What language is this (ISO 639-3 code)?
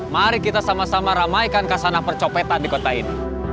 ind